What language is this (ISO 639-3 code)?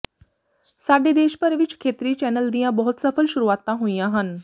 pan